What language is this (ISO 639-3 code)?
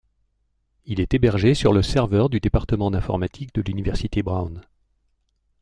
fra